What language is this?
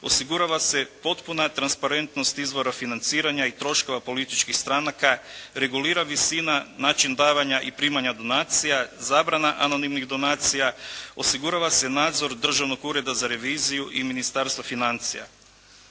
Croatian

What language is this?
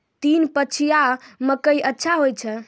Maithili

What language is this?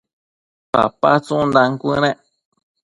Matsés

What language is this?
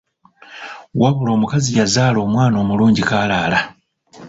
Ganda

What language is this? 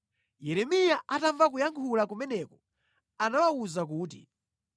Nyanja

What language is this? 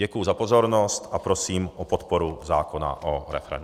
Czech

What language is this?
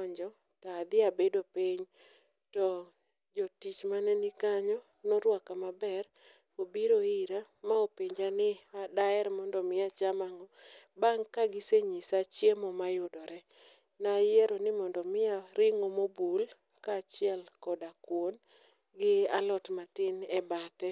Luo (Kenya and Tanzania)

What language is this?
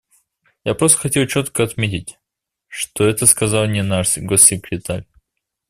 Russian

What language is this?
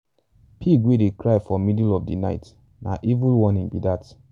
Nigerian Pidgin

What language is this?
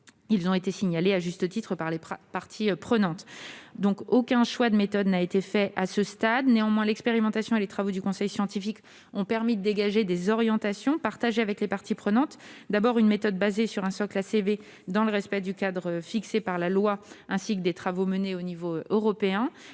French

